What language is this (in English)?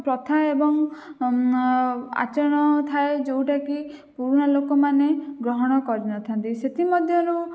Odia